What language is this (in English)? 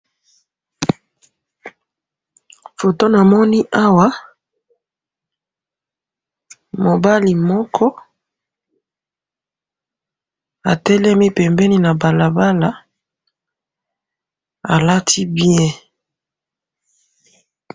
Lingala